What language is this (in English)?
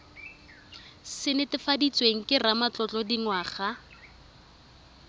Tswana